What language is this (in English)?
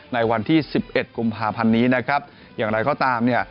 Thai